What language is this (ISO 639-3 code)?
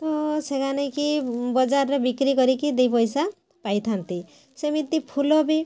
ori